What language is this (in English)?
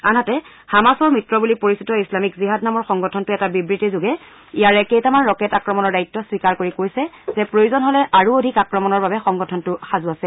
Assamese